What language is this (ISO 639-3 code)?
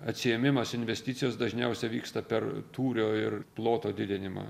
lit